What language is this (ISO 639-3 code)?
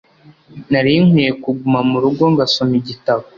kin